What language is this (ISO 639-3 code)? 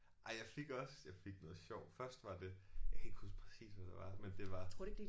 dan